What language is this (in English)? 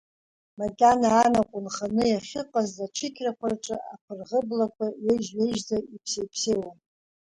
Abkhazian